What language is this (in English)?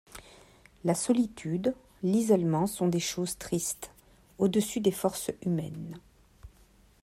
French